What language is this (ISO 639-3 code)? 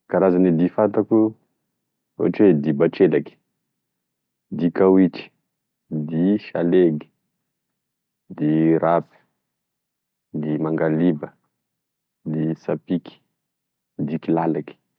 tkg